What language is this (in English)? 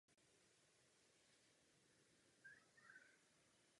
Czech